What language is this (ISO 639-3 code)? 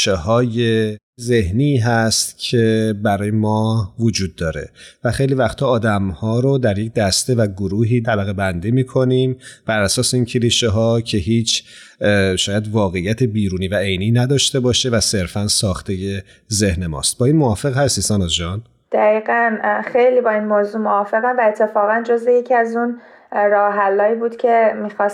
fas